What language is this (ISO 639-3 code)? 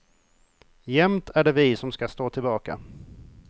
swe